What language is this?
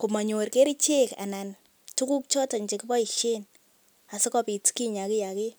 Kalenjin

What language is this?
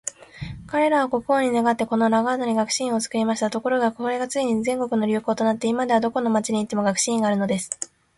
Japanese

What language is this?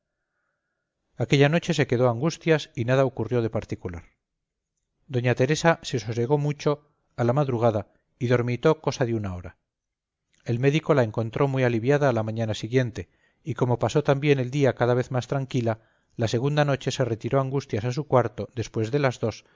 Spanish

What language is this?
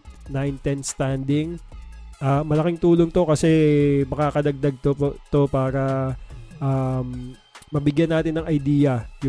Filipino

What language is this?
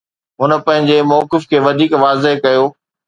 Sindhi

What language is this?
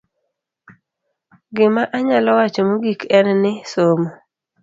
Luo (Kenya and Tanzania)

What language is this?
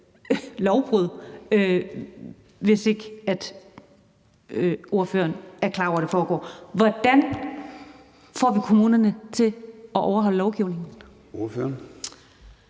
Danish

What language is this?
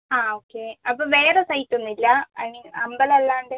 Malayalam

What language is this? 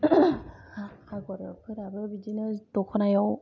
Bodo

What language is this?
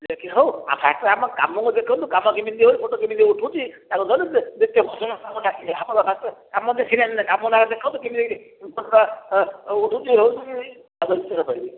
Odia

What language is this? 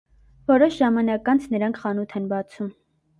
Armenian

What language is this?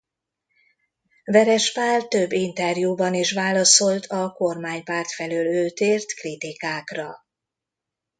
Hungarian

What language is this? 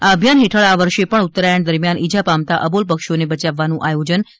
Gujarati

